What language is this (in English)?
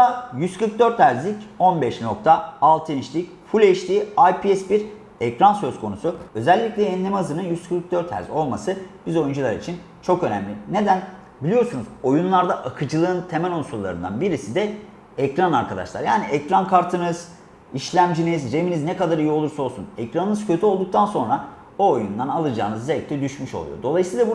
Turkish